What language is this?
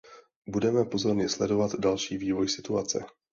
Czech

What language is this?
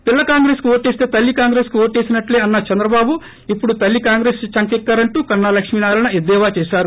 Telugu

